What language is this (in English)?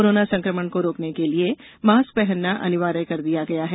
Hindi